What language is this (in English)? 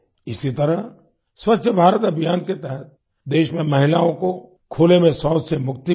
Hindi